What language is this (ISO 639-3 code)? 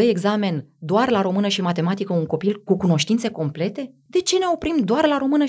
ron